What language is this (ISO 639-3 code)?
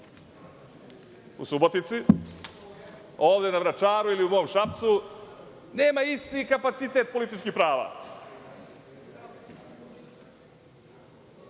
srp